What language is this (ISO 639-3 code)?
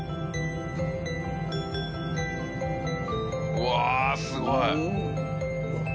jpn